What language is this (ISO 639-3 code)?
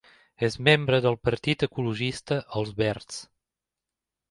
cat